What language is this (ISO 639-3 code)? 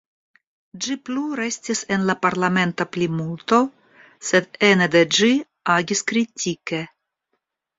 epo